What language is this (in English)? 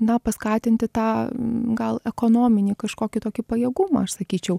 Lithuanian